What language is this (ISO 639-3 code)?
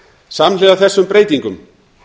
isl